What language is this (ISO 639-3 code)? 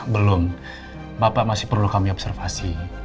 ind